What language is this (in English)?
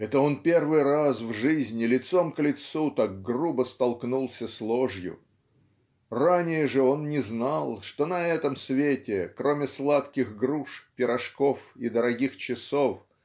Russian